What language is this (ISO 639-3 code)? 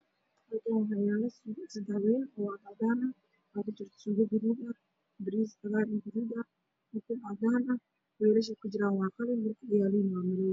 som